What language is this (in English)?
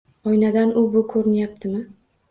Uzbek